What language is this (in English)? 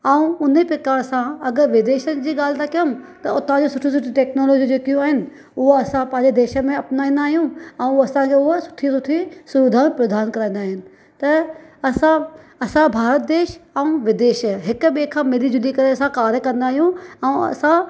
Sindhi